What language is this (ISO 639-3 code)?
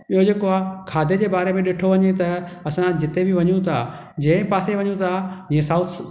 snd